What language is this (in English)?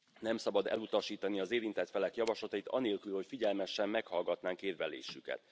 Hungarian